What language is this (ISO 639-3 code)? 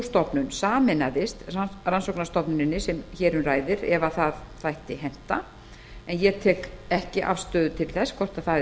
isl